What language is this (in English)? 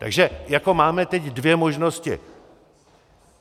Czech